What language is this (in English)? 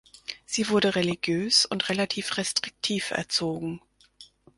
German